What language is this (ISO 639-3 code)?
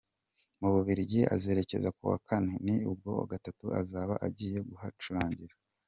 kin